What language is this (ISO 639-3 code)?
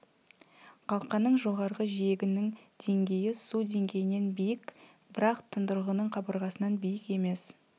kaz